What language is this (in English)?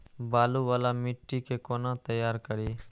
Maithili